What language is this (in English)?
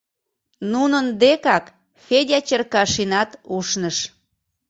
Mari